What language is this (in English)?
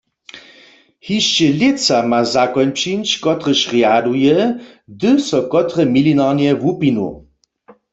Upper Sorbian